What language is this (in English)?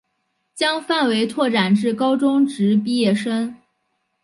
Chinese